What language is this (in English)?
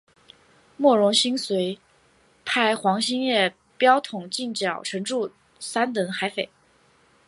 Chinese